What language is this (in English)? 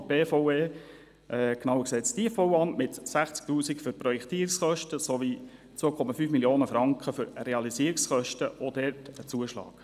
Swiss German